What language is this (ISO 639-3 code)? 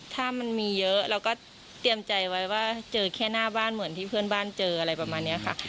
tha